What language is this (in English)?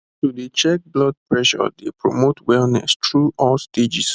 Nigerian Pidgin